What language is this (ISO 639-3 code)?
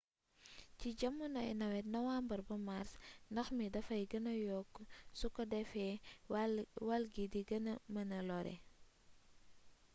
wol